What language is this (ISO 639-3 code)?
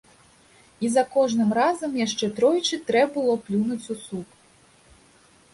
bel